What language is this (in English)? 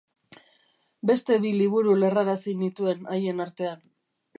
Basque